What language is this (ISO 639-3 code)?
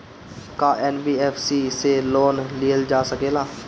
bho